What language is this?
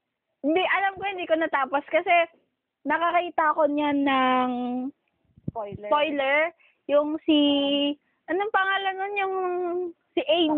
Filipino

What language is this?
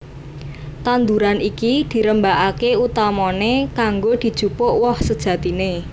Javanese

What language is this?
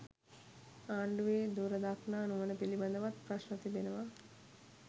Sinhala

